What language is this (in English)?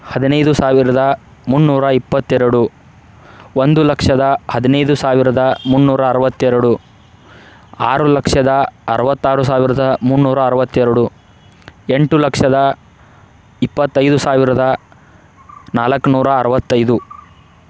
Kannada